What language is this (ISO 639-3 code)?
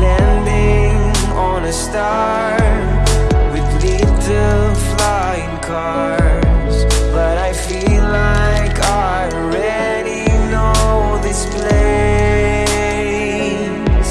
ind